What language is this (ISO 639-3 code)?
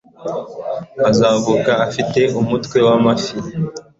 kin